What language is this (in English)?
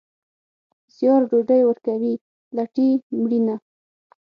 Pashto